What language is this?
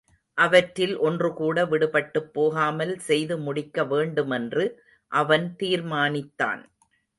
Tamil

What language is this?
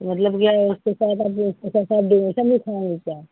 Hindi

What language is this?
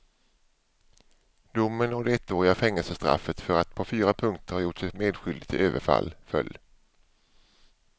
Swedish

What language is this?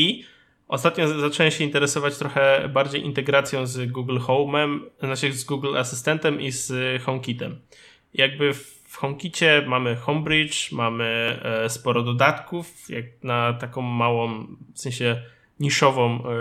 Polish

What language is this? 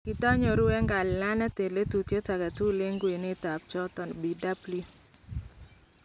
Kalenjin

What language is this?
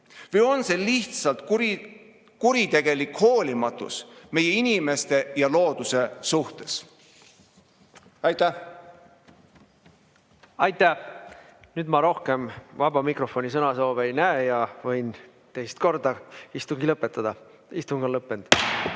Estonian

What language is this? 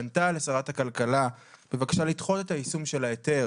Hebrew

